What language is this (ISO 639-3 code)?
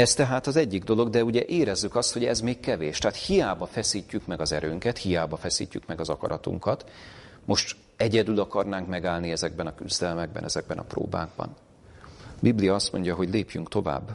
hun